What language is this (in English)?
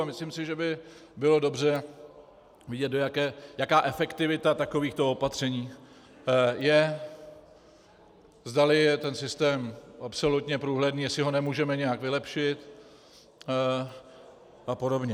Czech